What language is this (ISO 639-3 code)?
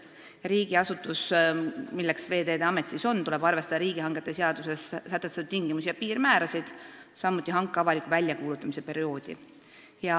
est